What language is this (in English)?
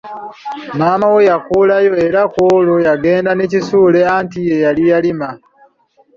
Ganda